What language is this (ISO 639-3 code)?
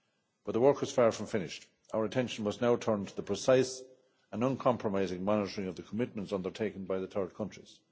eng